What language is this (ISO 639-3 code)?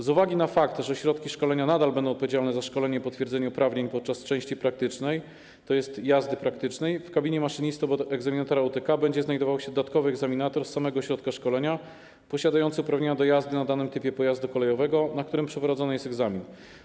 pol